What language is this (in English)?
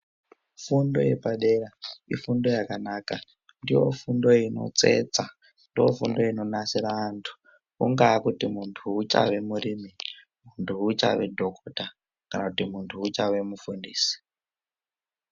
Ndau